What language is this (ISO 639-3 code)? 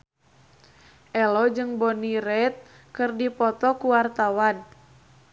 sun